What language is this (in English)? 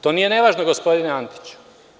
Serbian